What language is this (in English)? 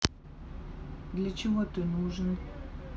Russian